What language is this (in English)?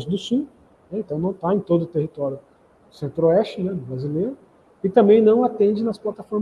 Portuguese